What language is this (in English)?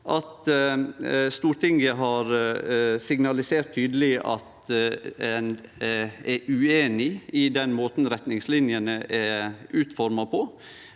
Norwegian